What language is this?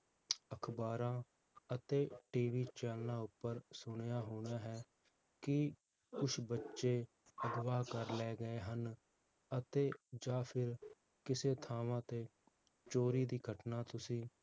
Punjabi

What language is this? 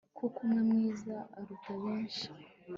Kinyarwanda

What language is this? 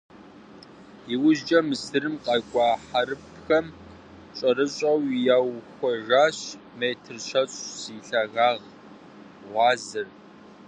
Kabardian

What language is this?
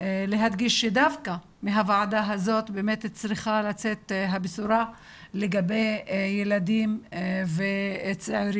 Hebrew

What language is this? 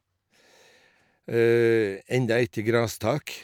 Norwegian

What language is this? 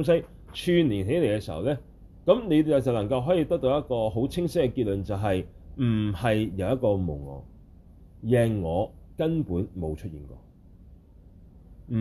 Chinese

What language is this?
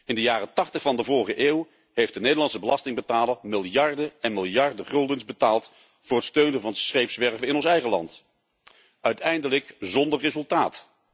Dutch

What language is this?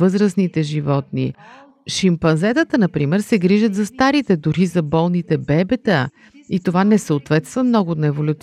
Bulgarian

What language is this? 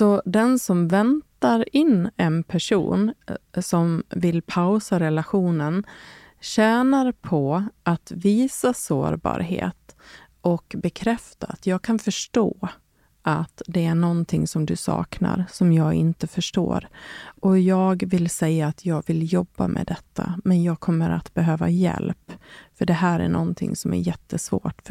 Swedish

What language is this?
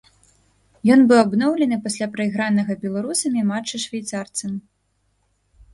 Belarusian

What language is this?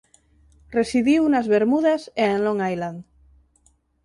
Galician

